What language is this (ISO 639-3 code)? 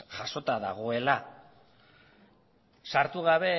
eus